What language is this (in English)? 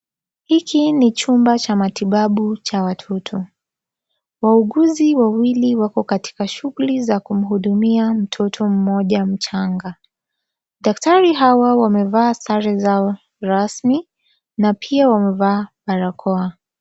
Swahili